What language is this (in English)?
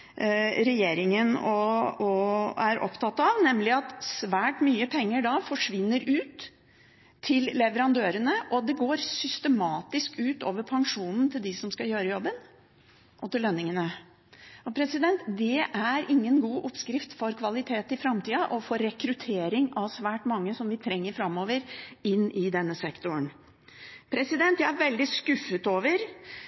Norwegian Bokmål